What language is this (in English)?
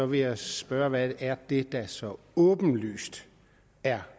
Danish